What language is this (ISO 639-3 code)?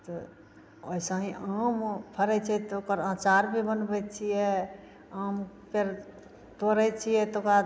mai